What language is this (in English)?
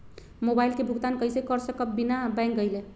Magahi